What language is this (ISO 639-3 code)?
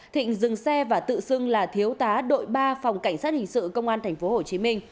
vie